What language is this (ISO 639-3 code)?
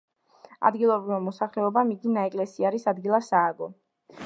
kat